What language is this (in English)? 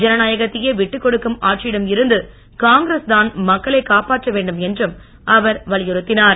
Tamil